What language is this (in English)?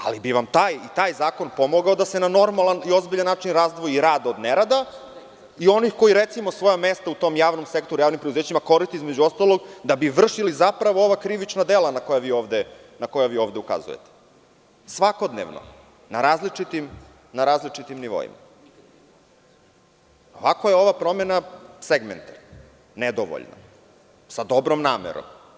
Serbian